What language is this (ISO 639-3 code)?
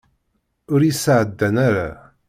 kab